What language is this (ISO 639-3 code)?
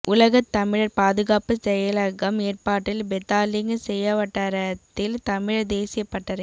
tam